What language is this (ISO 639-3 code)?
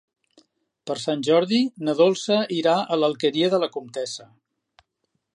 cat